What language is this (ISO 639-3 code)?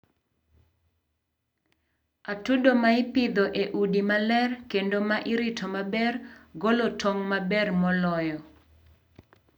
luo